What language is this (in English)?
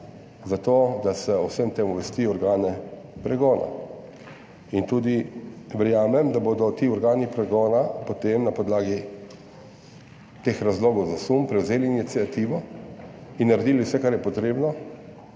Slovenian